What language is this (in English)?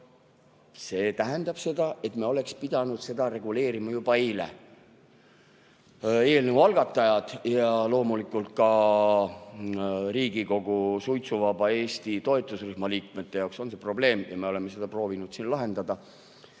Estonian